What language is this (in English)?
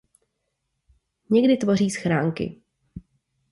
Czech